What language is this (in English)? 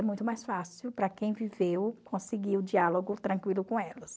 Portuguese